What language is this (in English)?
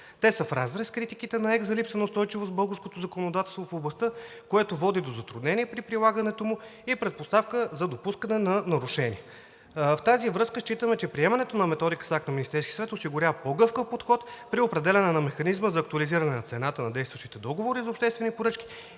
Bulgarian